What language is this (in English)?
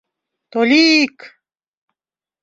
Mari